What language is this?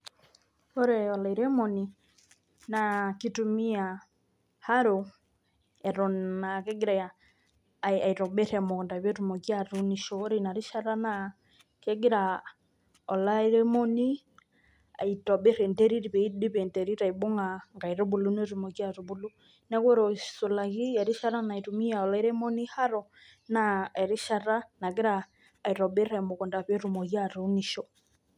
Masai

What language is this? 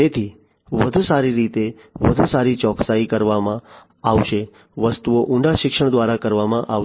Gujarati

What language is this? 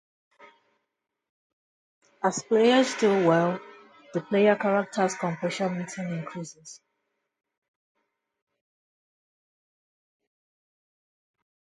English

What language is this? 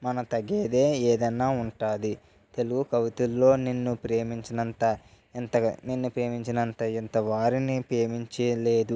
Telugu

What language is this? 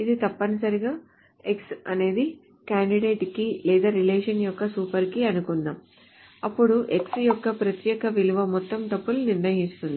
Telugu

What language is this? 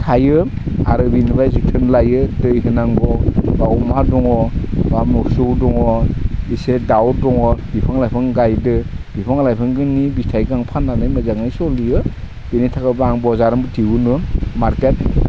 Bodo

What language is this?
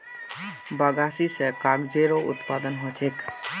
Magahi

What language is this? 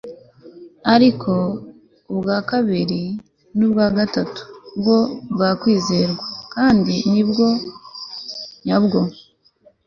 Kinyarwanda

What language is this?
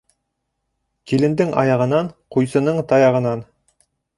Bashkir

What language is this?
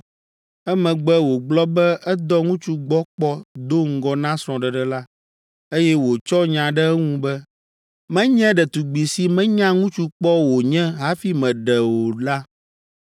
Ewe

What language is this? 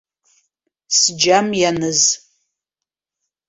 Abkhazian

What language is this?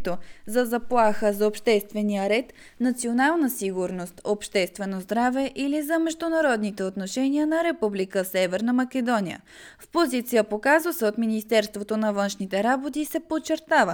Bulgarian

